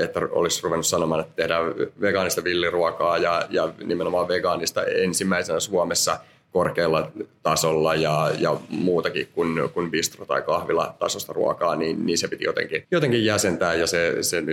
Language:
Finnish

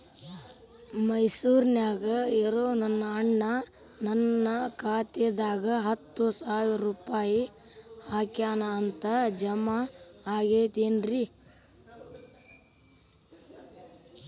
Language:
Kannada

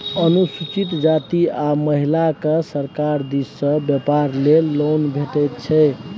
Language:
Maithili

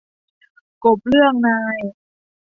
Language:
Thai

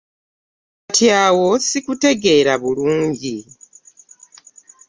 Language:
Ganda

